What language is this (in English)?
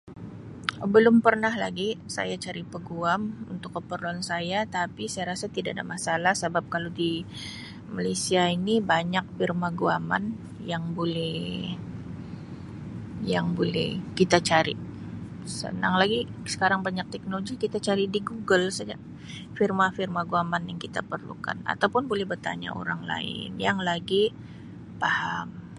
Sabah Malay